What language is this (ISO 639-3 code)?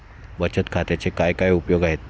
mar